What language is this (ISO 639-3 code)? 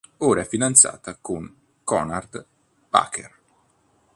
ita